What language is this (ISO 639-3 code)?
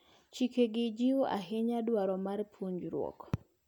luo